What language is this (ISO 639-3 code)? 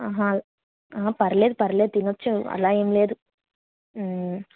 tel